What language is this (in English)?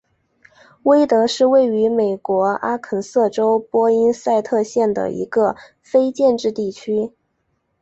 Chinese